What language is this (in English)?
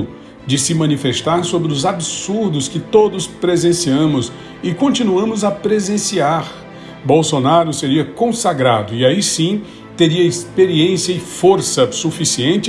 Portuguese